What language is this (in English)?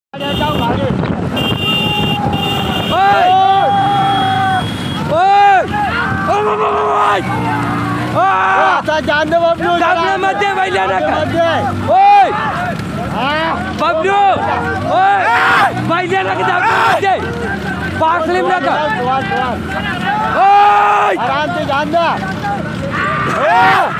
Arabic